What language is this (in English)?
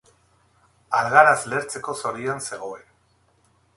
Basque